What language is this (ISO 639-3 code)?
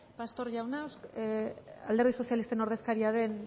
eus